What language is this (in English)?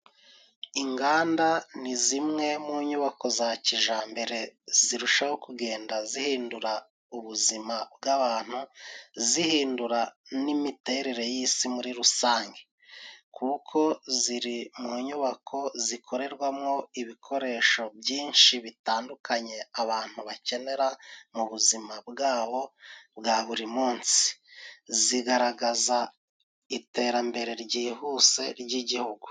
Kinyarwanda